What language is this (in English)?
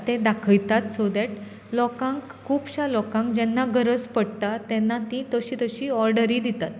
Konkani